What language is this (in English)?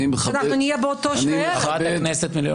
Hebrew